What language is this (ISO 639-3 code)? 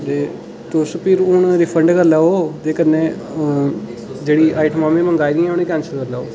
doi